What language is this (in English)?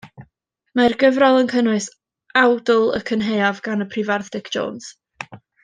Welsh